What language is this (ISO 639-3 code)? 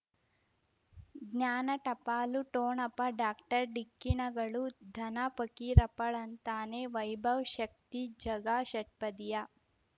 kan